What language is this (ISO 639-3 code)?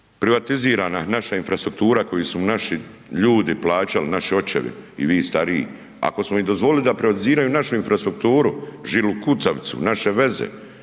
hrv